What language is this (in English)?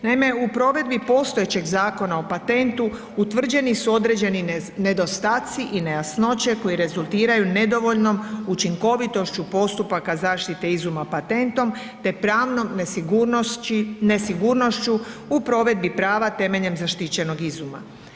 Croatian